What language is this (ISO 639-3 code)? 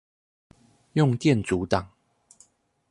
zho